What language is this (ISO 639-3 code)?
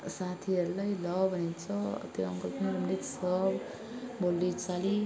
nep